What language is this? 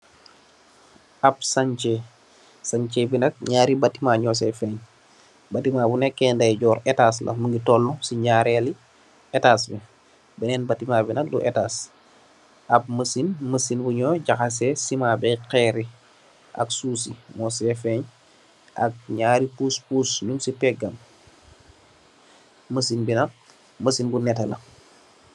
Wolof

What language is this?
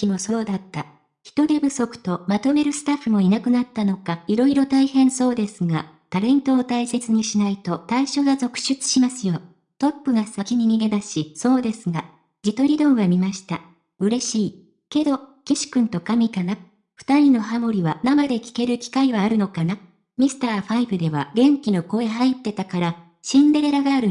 Japanese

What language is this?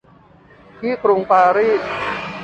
Thai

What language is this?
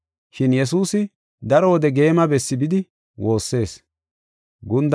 Gofa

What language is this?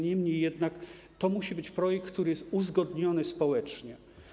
Polish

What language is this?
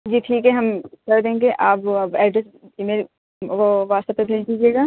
Urdu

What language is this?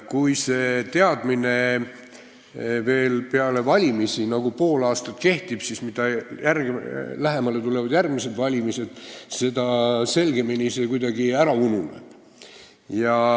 Estonian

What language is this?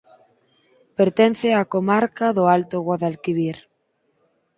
Galician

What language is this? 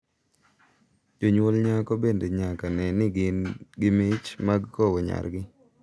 Luo (Kenya and Tanzania)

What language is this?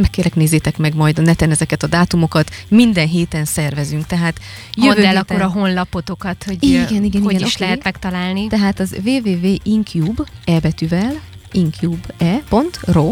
Hungarian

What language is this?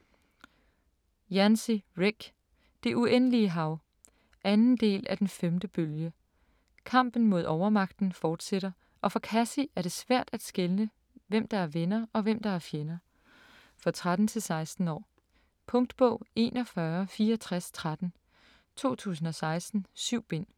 Danish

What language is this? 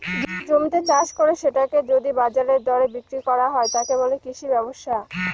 Bangla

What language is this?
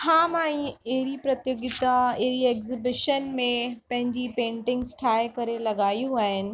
Sindhi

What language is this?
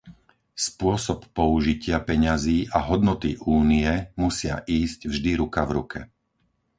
Slovak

